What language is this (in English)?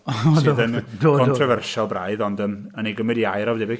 Welsh